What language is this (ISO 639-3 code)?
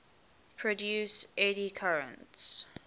eng